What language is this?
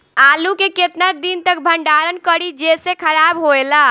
Bhojpuri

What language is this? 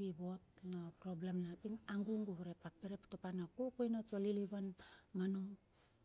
Bilur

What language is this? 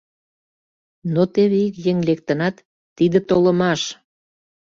Mari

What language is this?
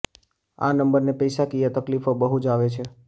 Gujarati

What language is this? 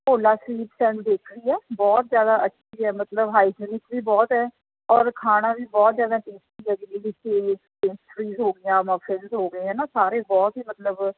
Punjabi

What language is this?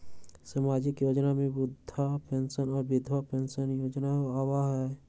Magahi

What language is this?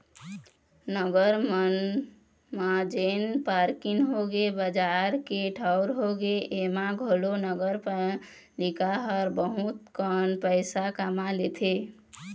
Chhattisgarhi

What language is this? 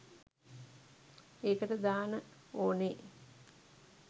Sinhala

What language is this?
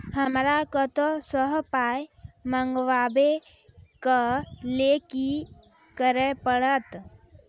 Maithili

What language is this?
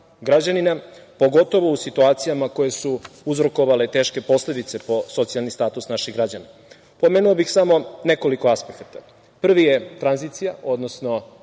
Serbian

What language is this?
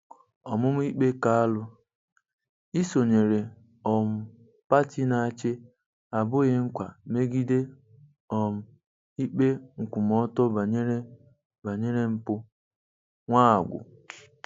Igbo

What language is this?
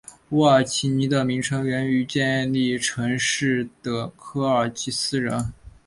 Chinese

